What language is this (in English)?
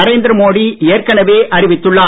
Tamil